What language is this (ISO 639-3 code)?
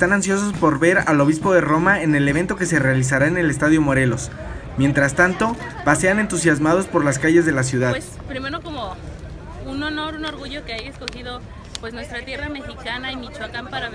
spa